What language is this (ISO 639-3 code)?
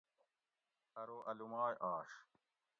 gwc